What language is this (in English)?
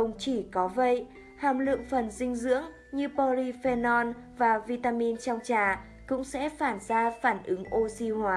Vietnamese